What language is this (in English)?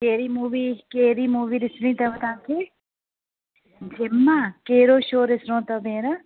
Sindhi